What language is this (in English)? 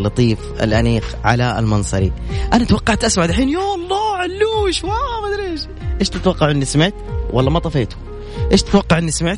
Arabic